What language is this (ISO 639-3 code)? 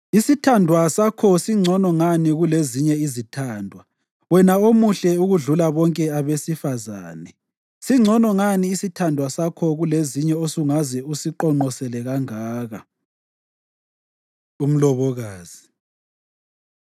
nde